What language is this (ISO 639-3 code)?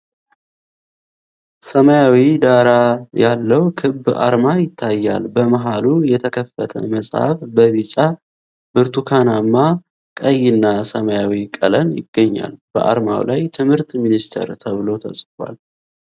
amh